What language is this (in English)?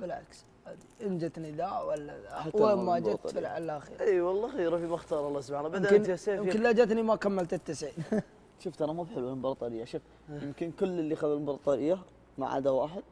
Arabic